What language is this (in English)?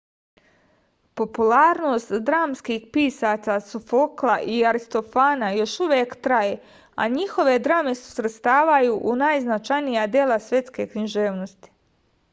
Serbian